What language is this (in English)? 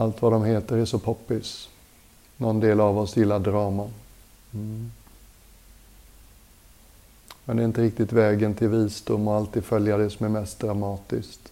Swedish